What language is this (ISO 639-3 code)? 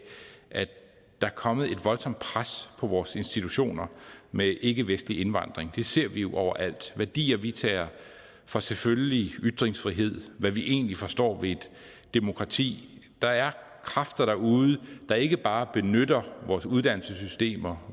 dan